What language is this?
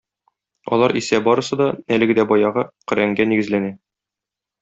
Tatar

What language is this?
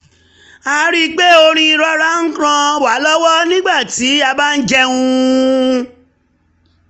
Yoruba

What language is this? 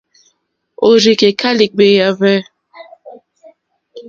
Mokpwe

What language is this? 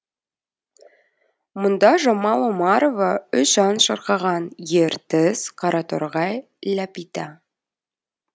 Kazakh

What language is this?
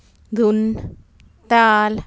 Punjabi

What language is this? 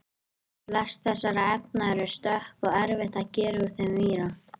Icelandic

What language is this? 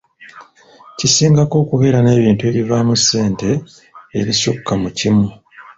Ganda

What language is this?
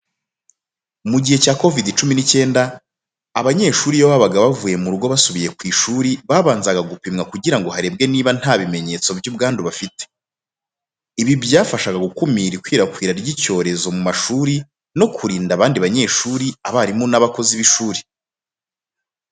Kinyarwanda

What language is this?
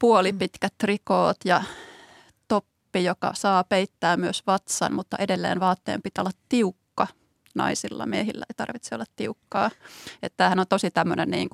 Finnish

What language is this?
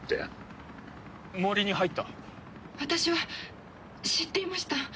Japanese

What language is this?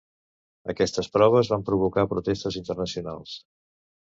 Catalan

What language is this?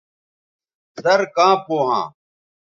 Bateri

